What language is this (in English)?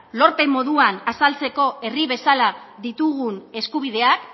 Basque